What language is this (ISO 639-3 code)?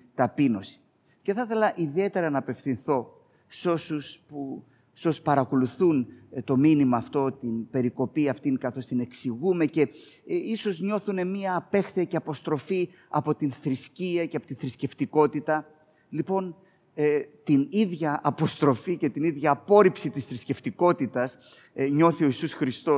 ell